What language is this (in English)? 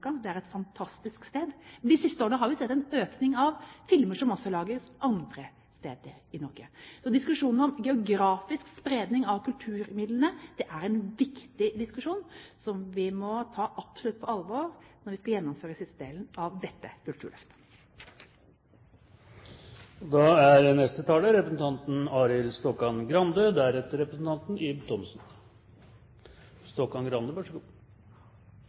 Norwegian Bokmål